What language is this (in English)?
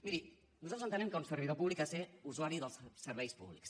Catalan